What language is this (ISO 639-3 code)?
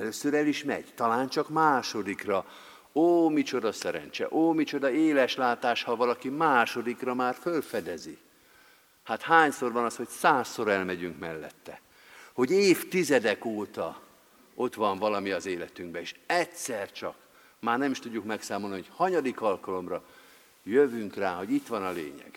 hun